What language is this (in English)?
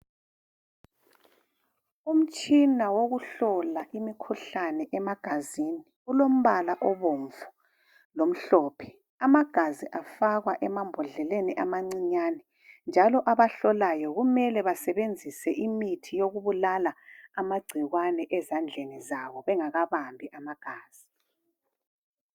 North Ndebele